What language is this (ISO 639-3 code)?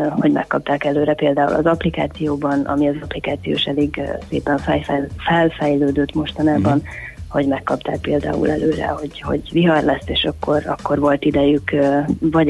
hun